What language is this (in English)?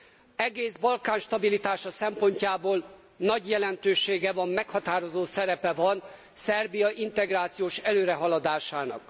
Hungarian